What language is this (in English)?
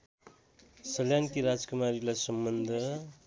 Nepali